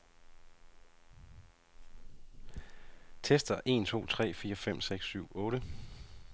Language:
Danish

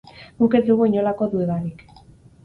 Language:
Basque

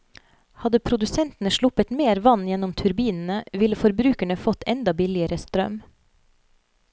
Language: Norwegian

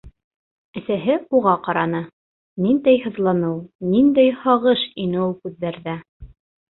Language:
Bashkir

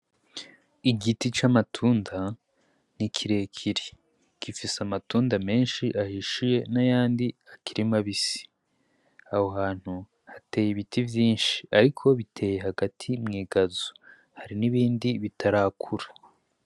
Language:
Rundi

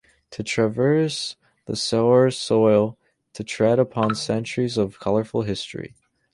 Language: English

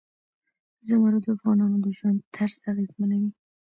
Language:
Pashto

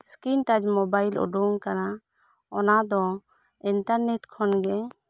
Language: Santali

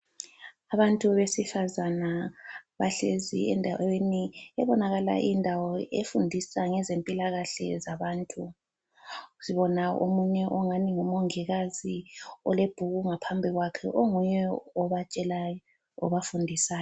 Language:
North Ndebele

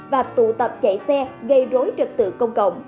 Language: Vietnamese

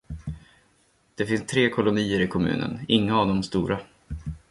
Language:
Swedish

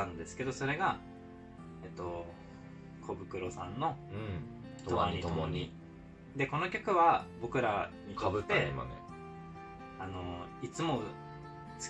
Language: Japanese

